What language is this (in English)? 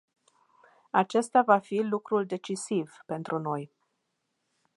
Romanian